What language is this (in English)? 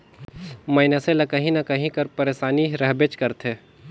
Chhattisgarhi